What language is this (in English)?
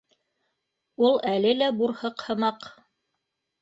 Bashkir